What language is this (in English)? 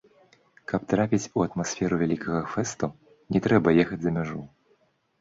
Belarusian